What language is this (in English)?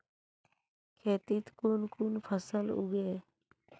Magahi